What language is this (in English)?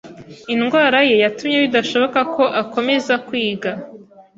Kinyarwanda